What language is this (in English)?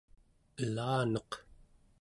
Central Yupik